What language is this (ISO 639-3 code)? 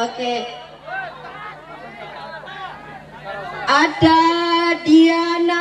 ind